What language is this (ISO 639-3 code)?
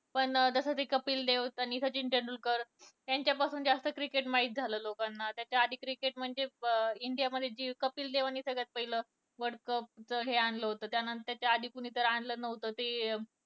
mar